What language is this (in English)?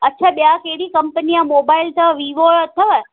Sindhi